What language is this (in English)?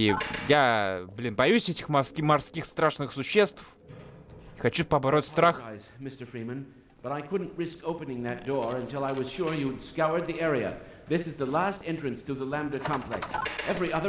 Russian